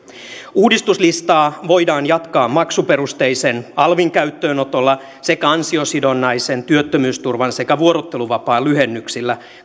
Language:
Finnish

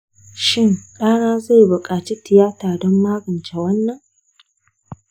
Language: Hausa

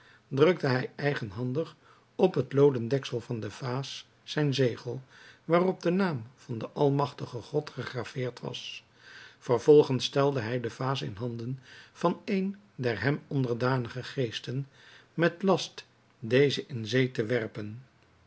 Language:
Dutch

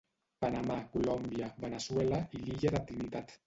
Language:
Catalan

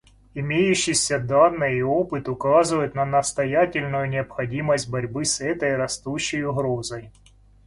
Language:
Russian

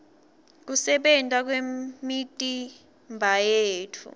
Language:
Swati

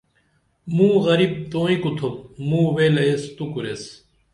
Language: Dameli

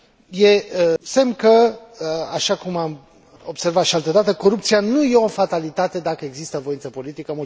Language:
Romanian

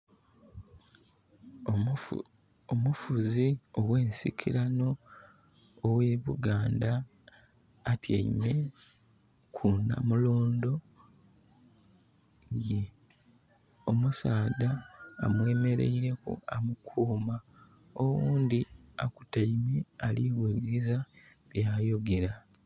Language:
Soga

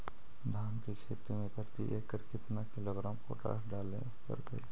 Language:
Magahi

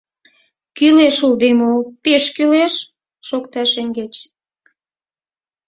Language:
Mari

